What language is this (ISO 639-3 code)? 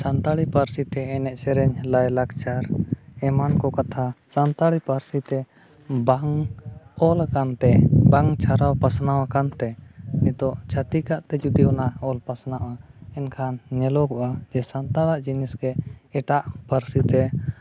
sat